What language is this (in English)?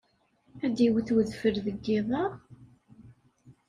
Kabyle